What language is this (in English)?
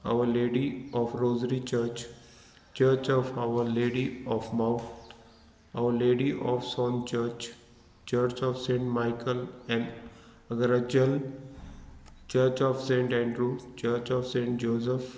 Konkani